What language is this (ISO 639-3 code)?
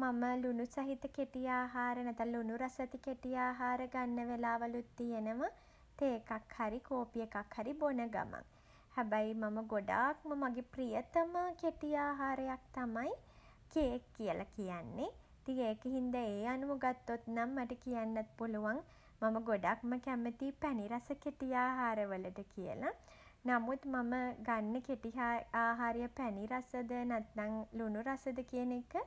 sin